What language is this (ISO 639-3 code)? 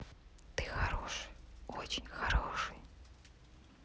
rus